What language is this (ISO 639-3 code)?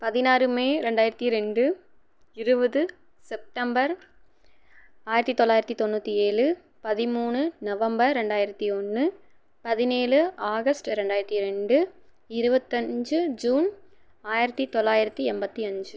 tam